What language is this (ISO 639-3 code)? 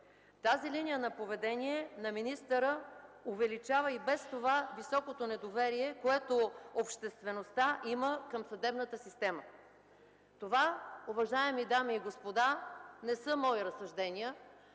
bul